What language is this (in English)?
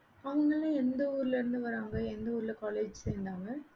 Tamil